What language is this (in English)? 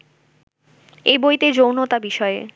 Bangla